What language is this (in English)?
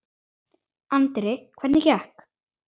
Icelandic